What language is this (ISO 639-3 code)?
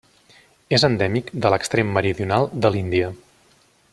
cat